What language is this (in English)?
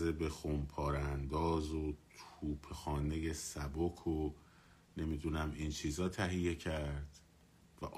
Persian